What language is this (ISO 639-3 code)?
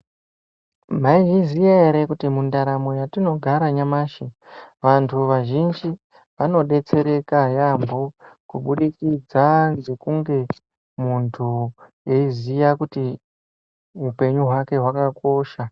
ndc